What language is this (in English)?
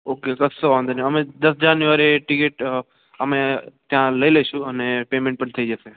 Gujarati